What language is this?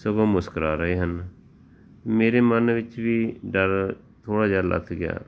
Punjabi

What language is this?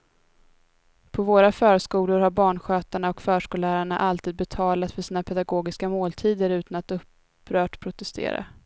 Swedish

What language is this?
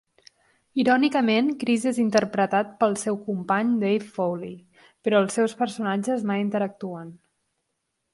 Catalan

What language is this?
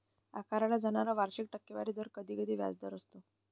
Marathi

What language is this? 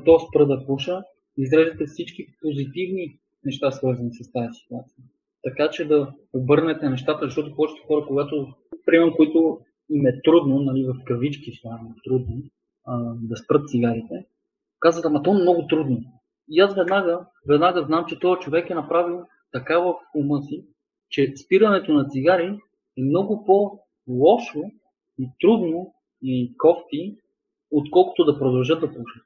Bulgarian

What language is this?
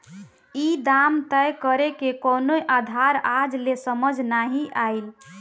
Bhojpuri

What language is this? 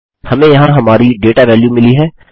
Hindi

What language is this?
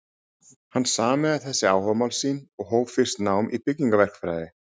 Icelandic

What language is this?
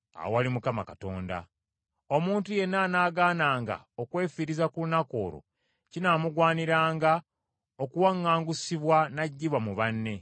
Ganda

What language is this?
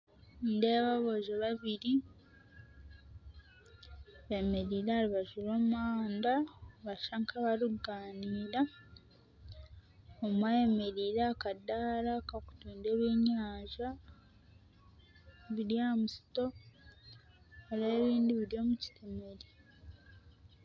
Nyankole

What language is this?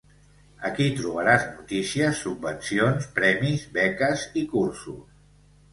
Catalan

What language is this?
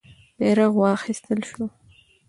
Pashto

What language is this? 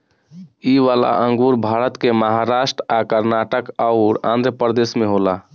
Bhojpuri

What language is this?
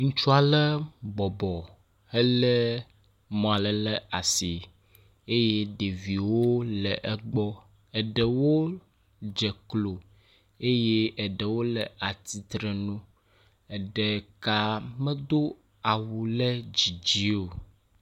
Ewe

